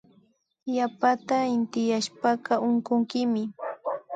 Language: Imbabura Highland Quichua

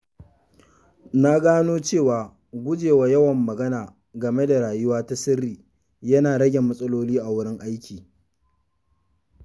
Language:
Hausa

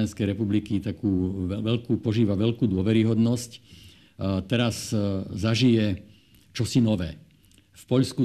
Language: Slovak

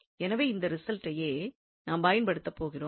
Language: Tamil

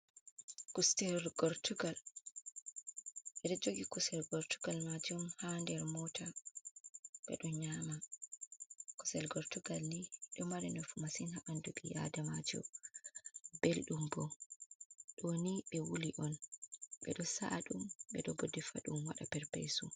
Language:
Fula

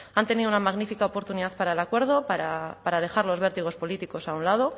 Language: Spanish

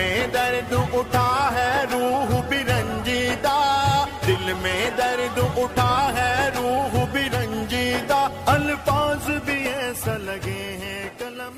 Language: Urdu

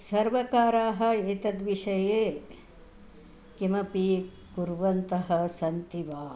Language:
Sanskrit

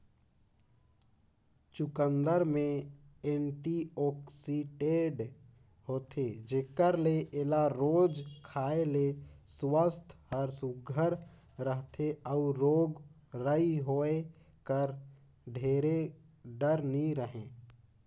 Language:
Chhattisgarhi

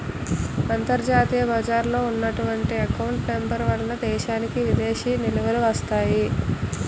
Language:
Telugu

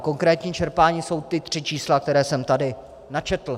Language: Czech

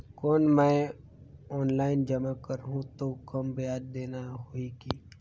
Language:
Chhattisgarhi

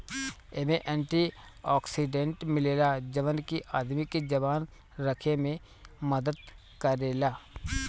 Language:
Bhojpuri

